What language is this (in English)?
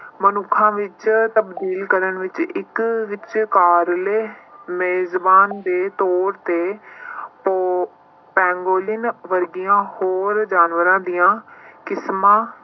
Punjabi